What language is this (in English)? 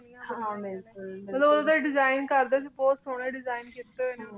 Punjabi